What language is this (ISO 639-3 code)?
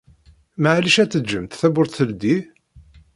kab